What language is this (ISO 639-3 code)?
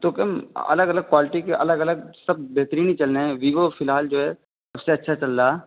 urd